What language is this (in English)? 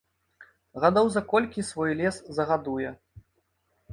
Belarusian